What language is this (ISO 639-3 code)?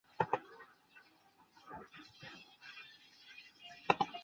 zho